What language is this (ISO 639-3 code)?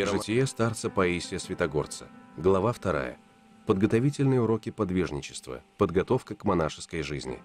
rus